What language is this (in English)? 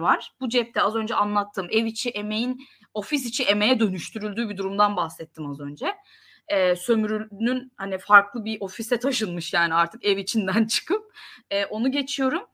Turkish